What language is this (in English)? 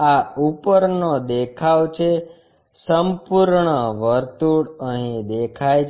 Gujarati